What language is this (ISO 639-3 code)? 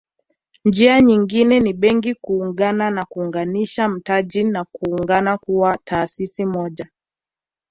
swa